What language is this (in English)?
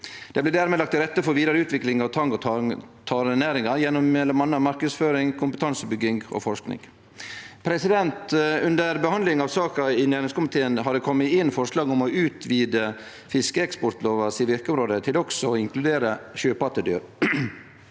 Norwegian